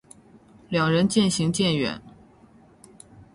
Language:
Chinese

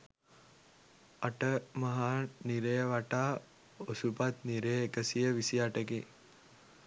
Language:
Sinhala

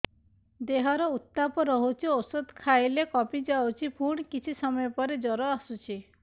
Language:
Odia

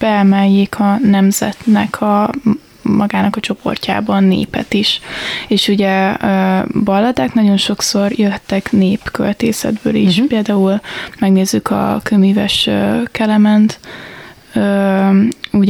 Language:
Hungarian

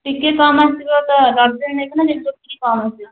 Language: Odia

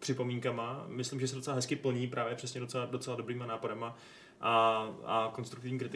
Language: Czech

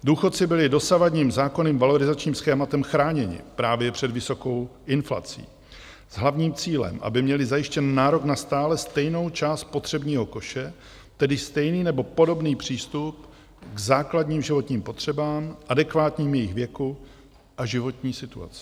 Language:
Czech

